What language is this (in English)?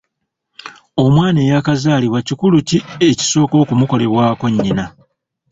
Ganda